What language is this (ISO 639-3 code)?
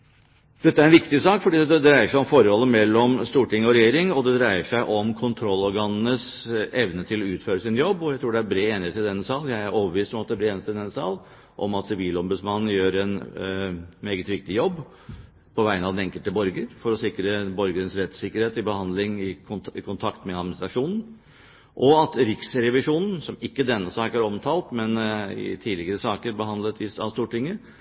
nob